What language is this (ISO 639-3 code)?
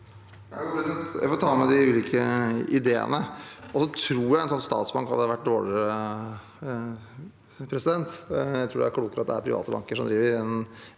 nor